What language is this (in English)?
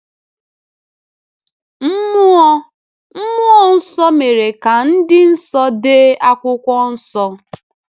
Igbo